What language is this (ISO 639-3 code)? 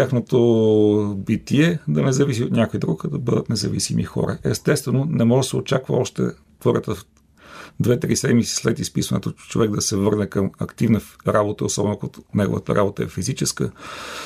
bul